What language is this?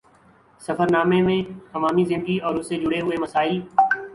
Urdu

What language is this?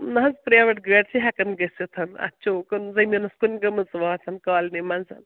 Kashmiri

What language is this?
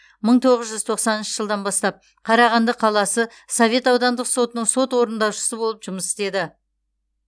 Kazakh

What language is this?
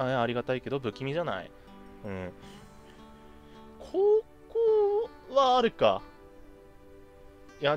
Japanese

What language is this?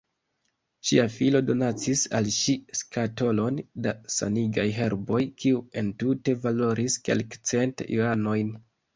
Esperanto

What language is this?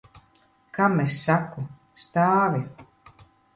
Latvian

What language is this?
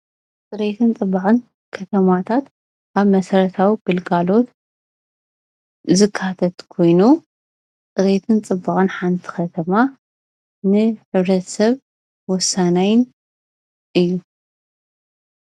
Tigrinya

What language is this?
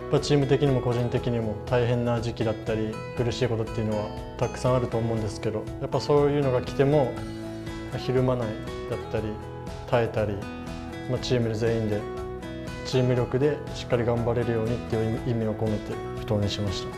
Japanese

